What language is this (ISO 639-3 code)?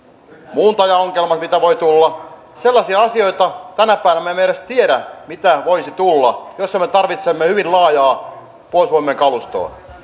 fin